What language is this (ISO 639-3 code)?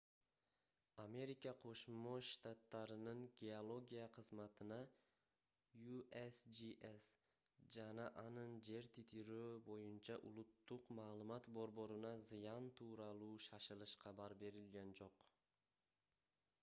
kir